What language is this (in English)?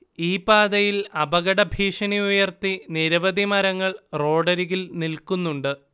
Malayalam